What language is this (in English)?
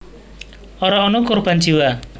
Javanese